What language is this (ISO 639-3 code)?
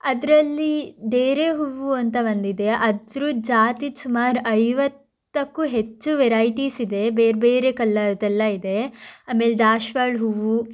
kan